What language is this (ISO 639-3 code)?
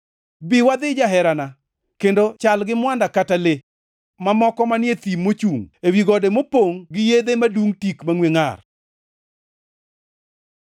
luo